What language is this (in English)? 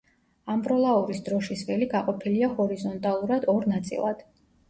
Georgian